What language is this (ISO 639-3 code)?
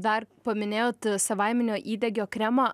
lit